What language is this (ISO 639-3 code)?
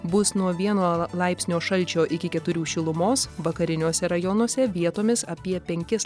lit